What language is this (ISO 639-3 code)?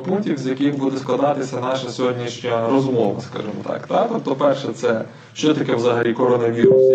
ukr